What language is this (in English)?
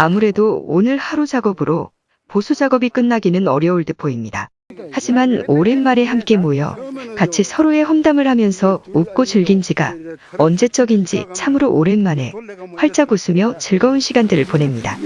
Korean